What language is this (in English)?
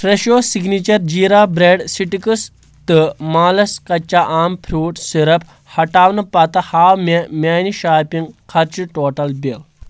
Kashmiri